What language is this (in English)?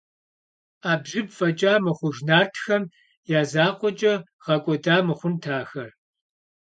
Kabardian